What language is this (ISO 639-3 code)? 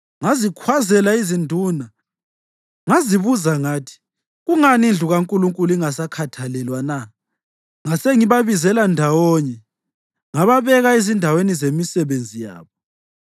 nde